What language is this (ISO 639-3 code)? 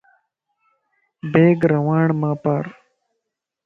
lss